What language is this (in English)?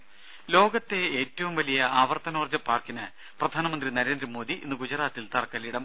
Malayalam